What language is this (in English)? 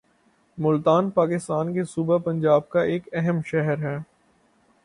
Urdu